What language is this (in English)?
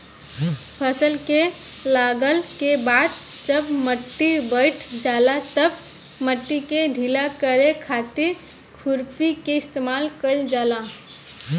Bhojpuri